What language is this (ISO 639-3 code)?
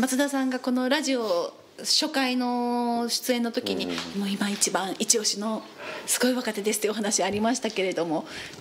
jpn